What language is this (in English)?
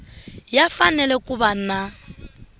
Tsonga